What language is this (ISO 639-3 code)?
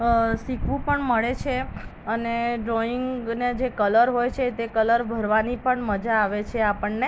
guj